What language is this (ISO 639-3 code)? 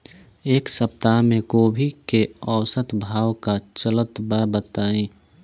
bho